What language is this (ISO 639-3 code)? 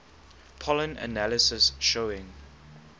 eng